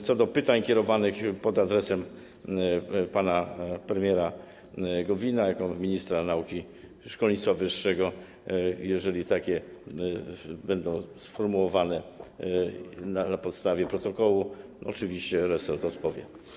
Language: Polish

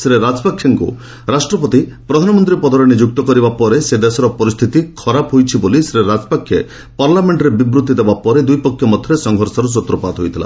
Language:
Odia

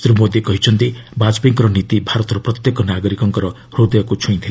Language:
Odia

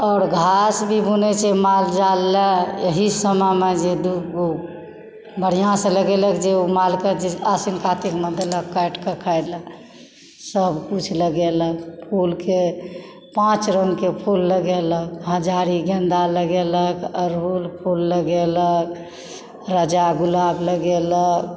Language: Maithili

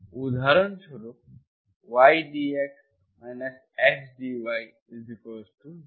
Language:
Bangla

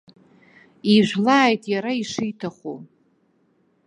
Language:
Abkhazian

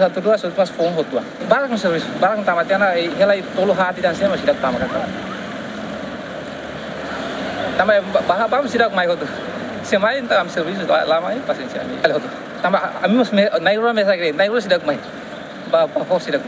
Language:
Indonesian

